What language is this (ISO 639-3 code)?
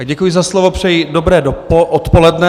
ces